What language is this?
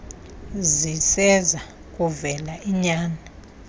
Xhosa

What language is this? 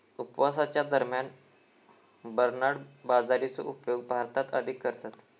Marathi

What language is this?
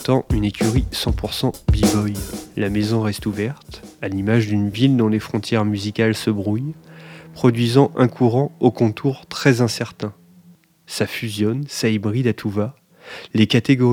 French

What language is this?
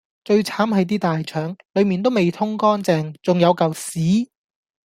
Cantonese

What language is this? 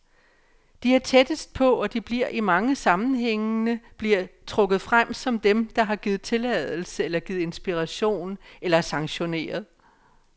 Danish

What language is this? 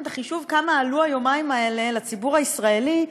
Hebrew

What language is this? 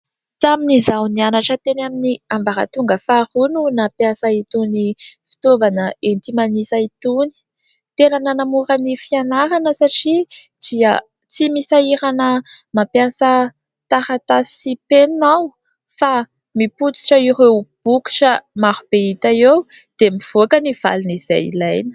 Malagasy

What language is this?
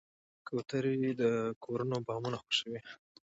Pashto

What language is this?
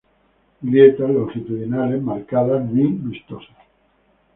Spanish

